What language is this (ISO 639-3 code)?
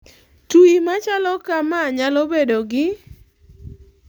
luo